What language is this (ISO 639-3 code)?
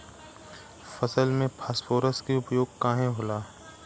bho